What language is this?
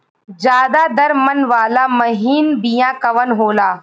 Bhojpuri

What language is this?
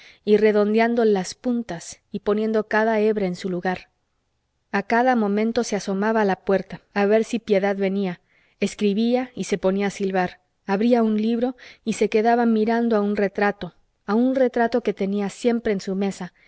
Spanish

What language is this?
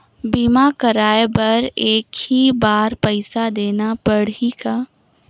Chhattisgarhi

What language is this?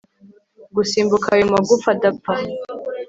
Kinyarwanda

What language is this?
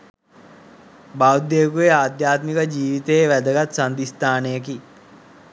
Sinhala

